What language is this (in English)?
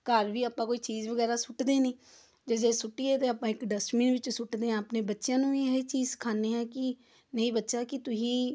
Punjabi